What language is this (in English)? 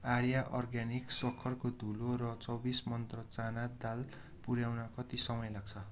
Nepali